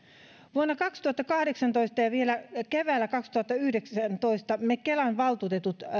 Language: Finnish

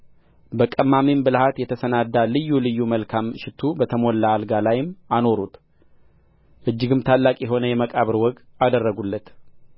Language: Amharic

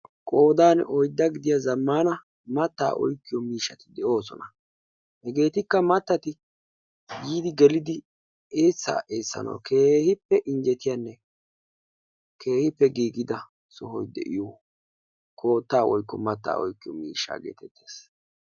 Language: Wolaytta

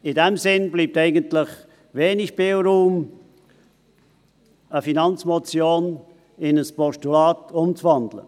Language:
Swiss German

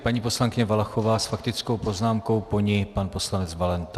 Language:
Czech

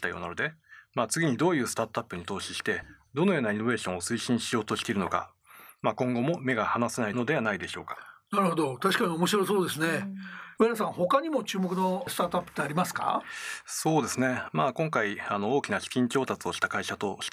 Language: Japanese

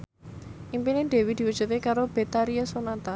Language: Javanese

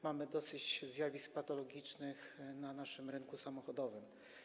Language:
Polish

